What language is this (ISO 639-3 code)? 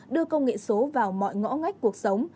vie